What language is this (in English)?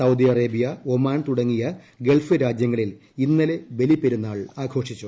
Malayalam